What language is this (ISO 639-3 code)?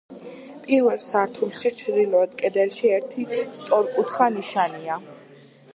kat